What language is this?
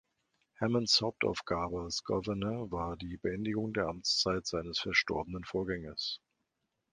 German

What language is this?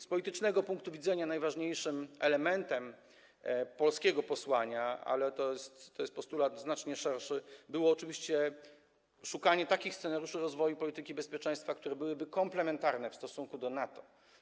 Polish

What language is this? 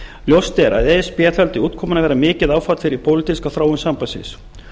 Icelandic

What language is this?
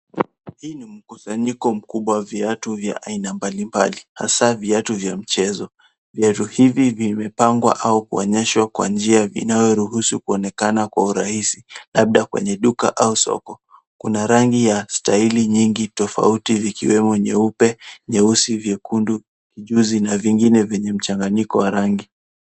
Swahili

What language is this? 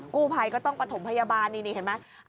Thai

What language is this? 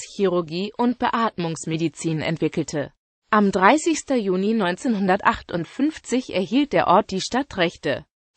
German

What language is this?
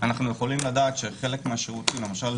Hebrew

